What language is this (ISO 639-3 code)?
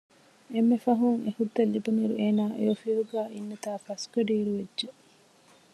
div